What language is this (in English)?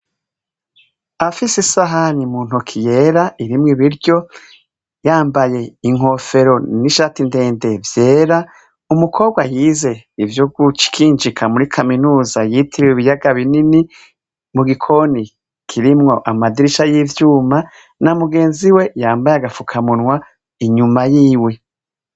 Rundi